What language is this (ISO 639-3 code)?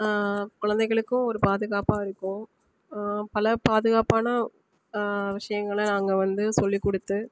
tam